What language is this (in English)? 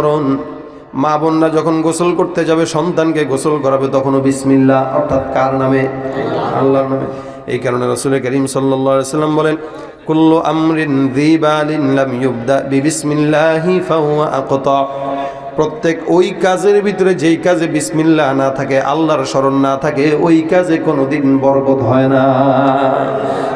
Arabic